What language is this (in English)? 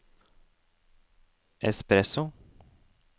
Norwegian